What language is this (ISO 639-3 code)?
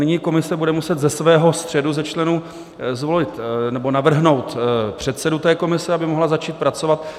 ces